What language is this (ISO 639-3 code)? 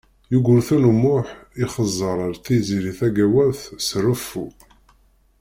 kab